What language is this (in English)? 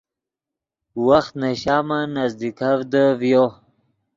Yidgha